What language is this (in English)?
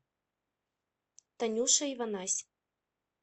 Russian